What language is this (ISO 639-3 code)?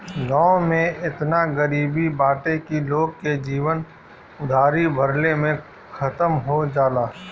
bho